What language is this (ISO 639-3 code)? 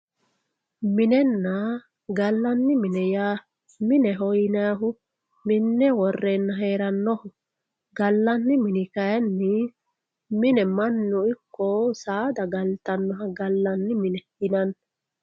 sid